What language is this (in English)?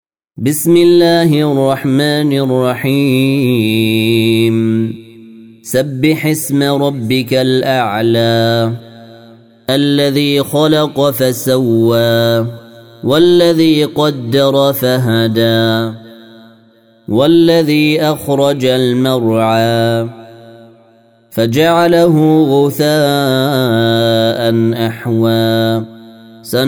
Arabic